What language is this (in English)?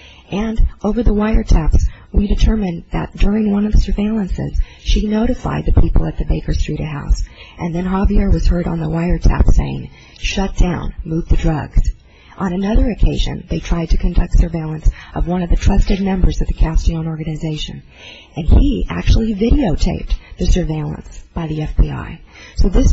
English